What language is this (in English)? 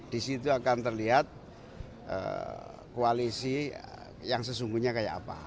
Indonesian